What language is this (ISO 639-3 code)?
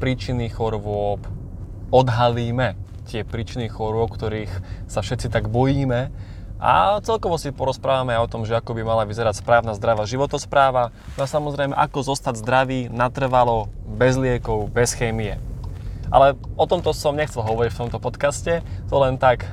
slk